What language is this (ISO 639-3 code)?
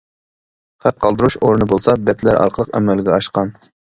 uig